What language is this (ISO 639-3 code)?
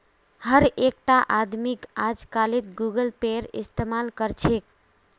mag